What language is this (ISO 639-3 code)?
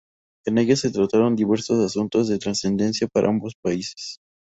spa